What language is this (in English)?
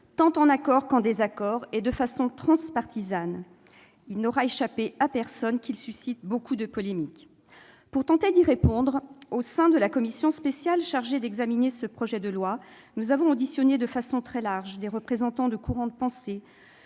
French